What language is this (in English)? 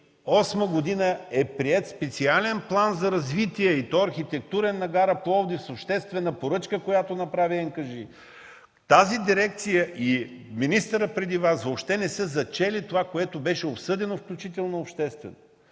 Bulgarian